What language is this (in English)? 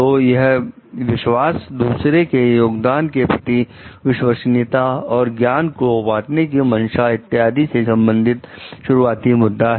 Hindi